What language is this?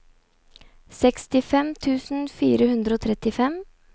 Norwegian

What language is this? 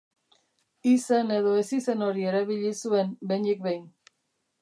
Basque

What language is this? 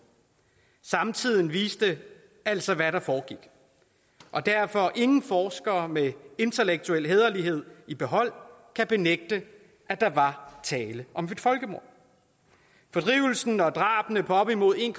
Danish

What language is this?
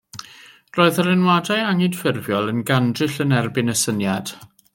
Welsh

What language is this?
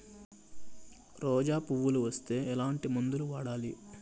Telugu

